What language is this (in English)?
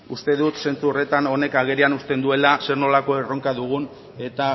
Basque